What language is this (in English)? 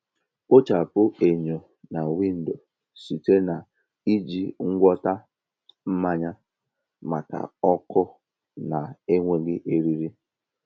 Igbo